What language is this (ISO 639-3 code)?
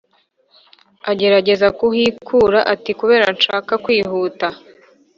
kin